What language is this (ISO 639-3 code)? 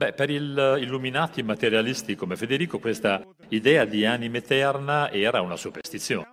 ita